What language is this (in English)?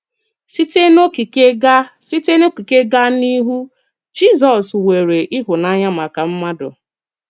Igbo